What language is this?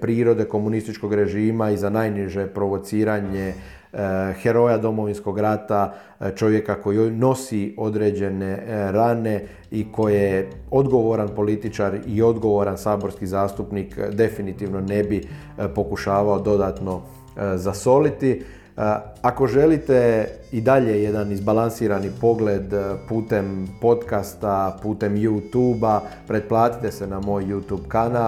Croatian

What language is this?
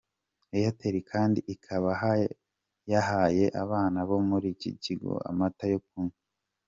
Kinyarwanda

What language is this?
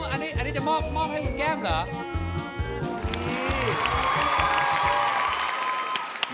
Thai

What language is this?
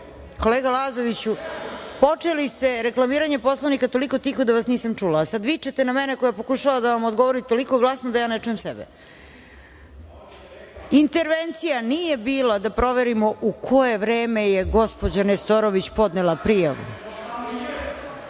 Serbian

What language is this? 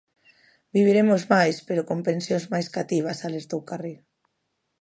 Galician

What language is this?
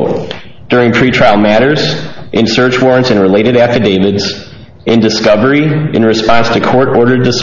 English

